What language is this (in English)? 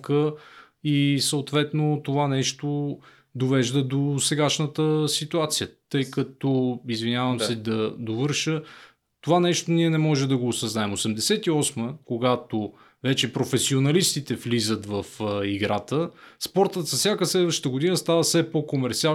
Bulgarian